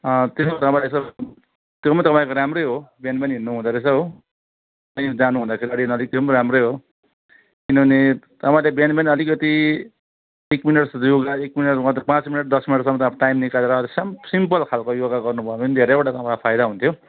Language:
Nepali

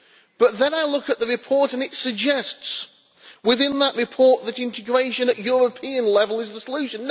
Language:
English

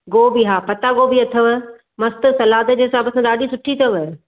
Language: Sindhi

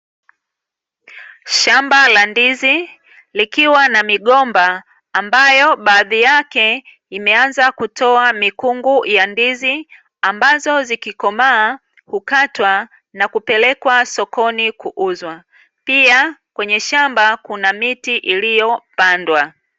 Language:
Swahili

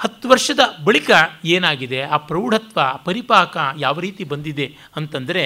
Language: Kannada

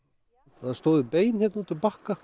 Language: Icelandic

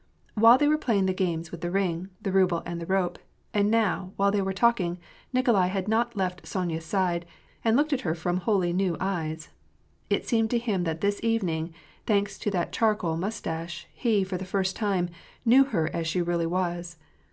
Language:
English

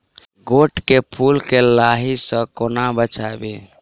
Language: Maithili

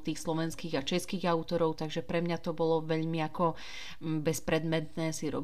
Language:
Slovak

